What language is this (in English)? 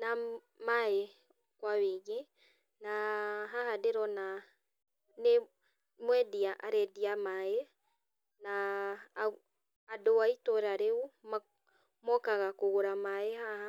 Kikuyu